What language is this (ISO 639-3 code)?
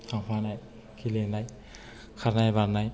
brx